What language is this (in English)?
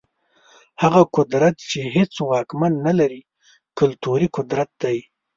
Pashto